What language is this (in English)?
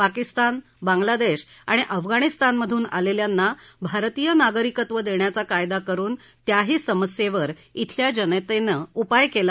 Marathi